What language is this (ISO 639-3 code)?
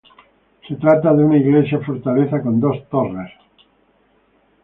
spa